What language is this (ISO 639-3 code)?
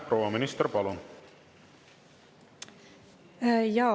est